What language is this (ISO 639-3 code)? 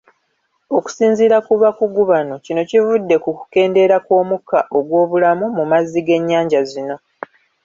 lug